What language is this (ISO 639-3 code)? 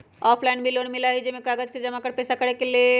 mag